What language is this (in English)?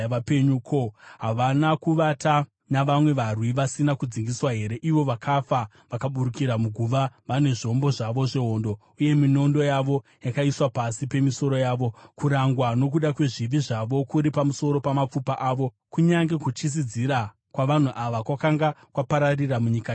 Shona